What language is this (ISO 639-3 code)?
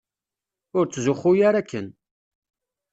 kab